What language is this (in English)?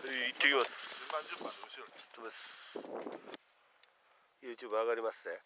Japanese